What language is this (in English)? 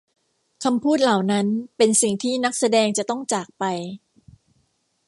Thai